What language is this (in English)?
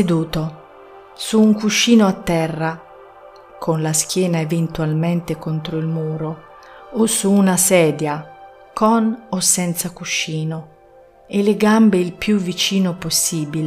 Italian